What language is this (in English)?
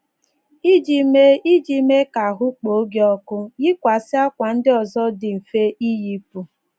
Igbo